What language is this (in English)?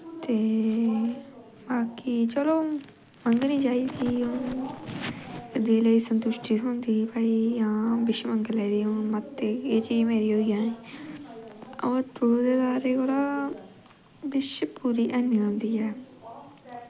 Dogri